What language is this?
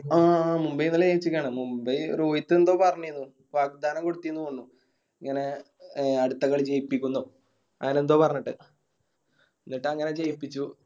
Malayalam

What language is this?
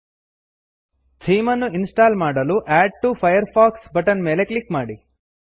Kannada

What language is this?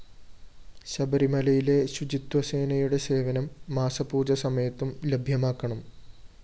Malayalam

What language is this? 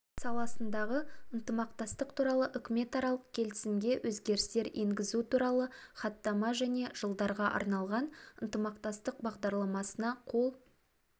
Kazakh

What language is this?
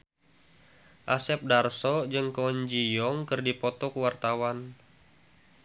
Sundanese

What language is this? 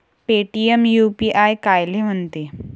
Marathi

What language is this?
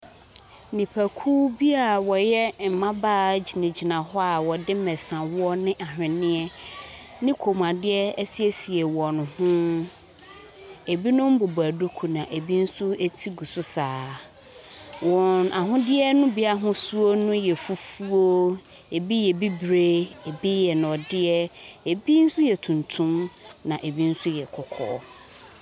Akan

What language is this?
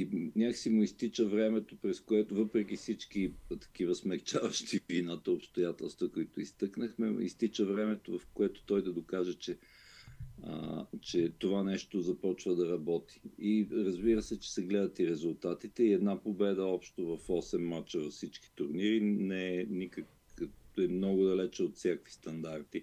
Bulgarian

